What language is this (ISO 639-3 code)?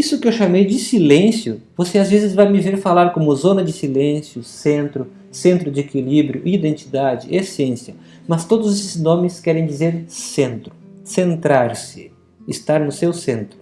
por